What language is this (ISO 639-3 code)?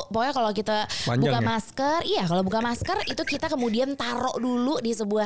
ind